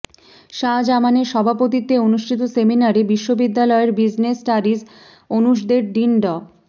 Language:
Bangla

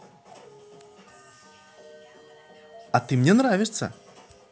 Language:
Russian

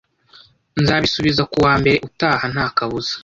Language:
Kinyarwanda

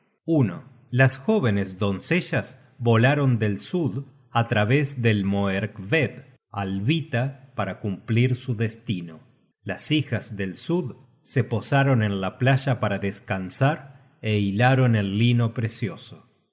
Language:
Spanish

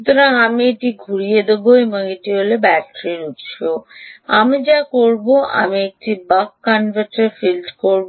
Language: Bangla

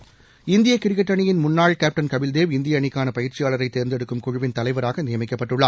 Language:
Tamil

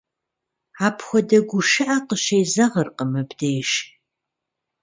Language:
Kabardian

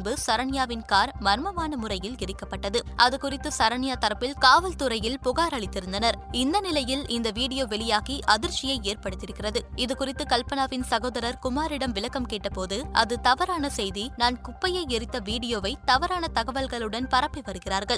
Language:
Tamil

